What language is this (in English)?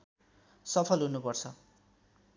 Nepali